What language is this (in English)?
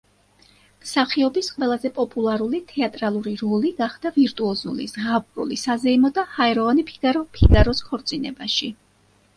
Georgian